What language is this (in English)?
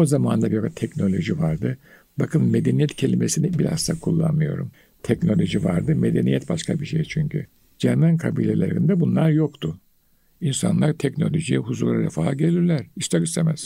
Turkish